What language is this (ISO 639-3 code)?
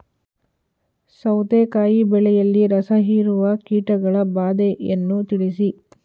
kan